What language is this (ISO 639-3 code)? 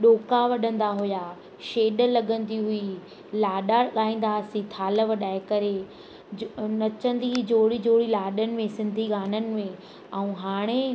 snd